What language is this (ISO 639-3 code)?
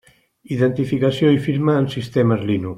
cat